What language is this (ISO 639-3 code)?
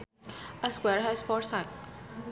sun